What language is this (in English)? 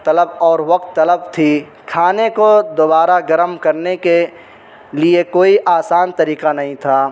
Urdu